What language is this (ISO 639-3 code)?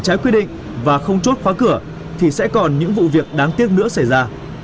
vie